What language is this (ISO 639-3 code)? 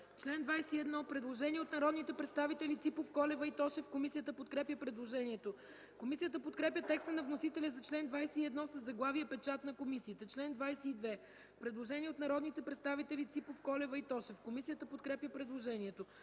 bul